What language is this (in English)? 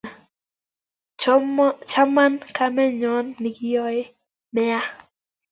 Kalenjin